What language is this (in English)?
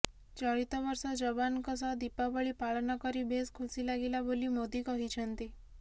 Odia